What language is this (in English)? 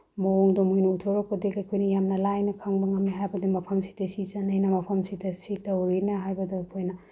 Manipuri